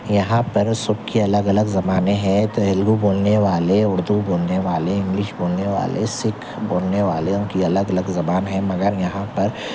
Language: Urdu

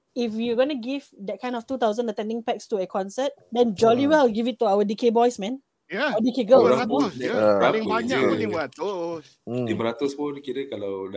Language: Malay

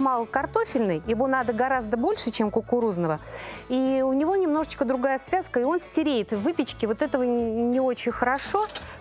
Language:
Russian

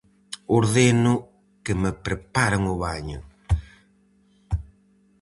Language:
Galician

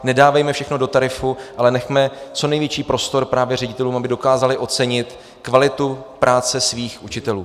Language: Czech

